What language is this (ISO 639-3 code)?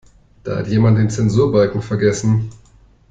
deu